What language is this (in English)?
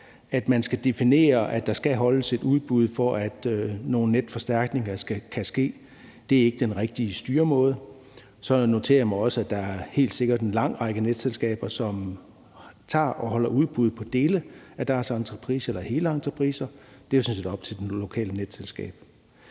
Danish